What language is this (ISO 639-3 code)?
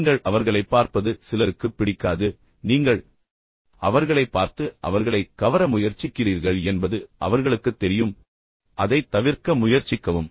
tam